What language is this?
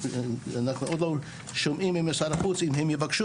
Hebrew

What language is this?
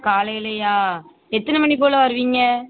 Tamil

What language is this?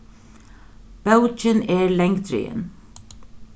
Faroese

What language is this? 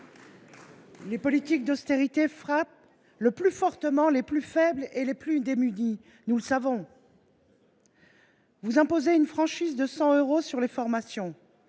French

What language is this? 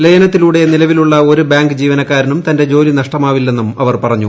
Malayalam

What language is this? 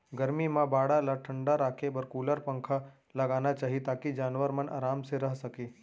Chhattisgarhi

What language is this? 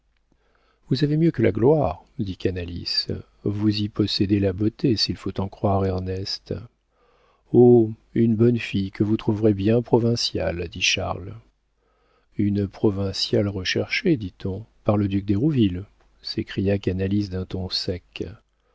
French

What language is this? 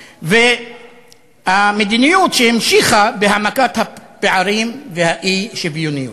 Hebrew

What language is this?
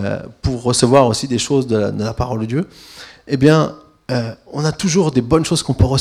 French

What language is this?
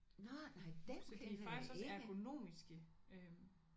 Danish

